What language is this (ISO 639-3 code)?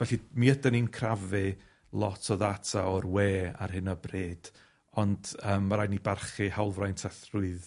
cym